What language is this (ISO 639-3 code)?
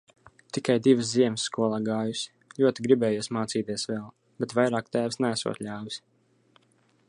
lav